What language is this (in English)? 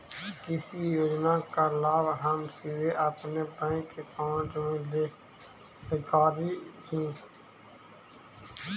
Magahi